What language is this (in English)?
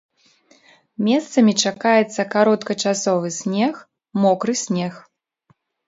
Belarusian